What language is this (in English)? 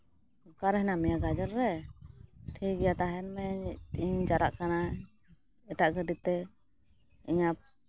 Santali